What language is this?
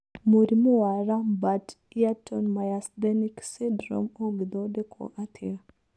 Kikuyu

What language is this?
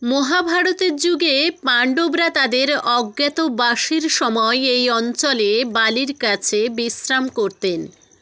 Bangla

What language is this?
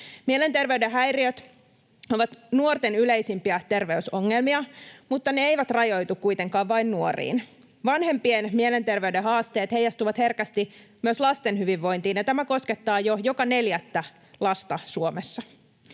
Finnish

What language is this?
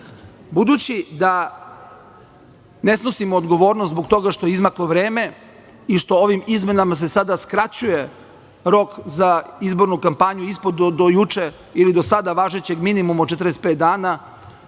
Serbian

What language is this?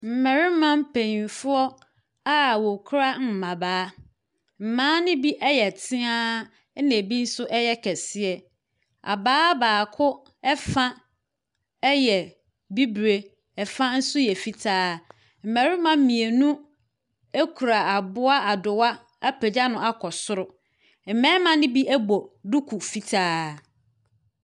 Akan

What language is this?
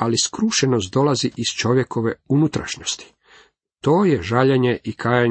Croatian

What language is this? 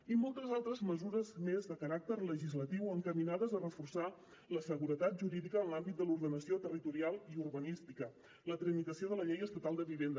Catalan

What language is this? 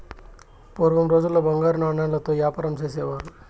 Telugu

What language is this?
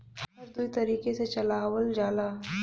Bhojpuri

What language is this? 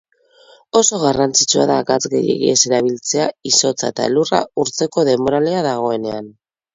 Basque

